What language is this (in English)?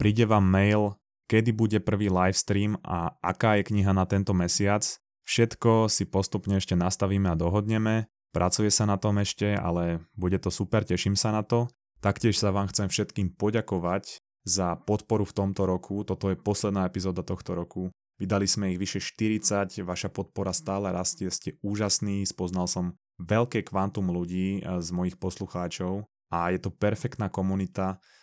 Slovak